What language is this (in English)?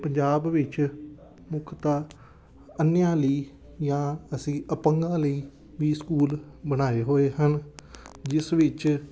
Punjabi